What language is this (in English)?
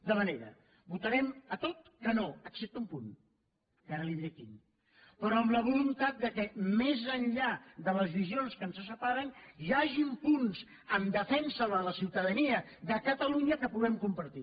Catalan